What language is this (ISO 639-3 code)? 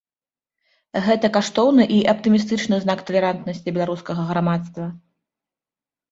bel